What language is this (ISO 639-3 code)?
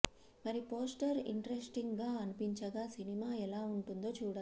tel